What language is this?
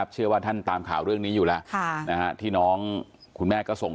Thai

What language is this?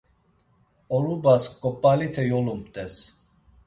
Laz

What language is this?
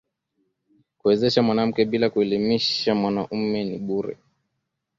Swahili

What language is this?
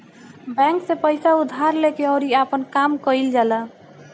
Bhojpuri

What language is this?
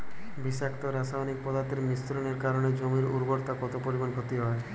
Bangla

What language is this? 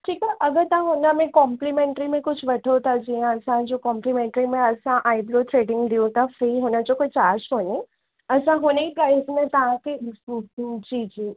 Sindhi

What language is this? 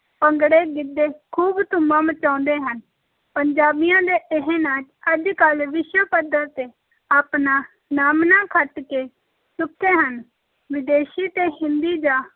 Punjabi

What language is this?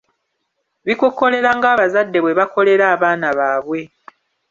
Ganda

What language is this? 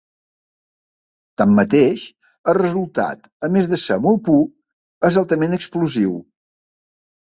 Catalan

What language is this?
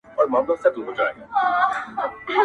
Pashto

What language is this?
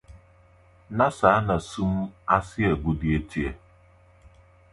Akan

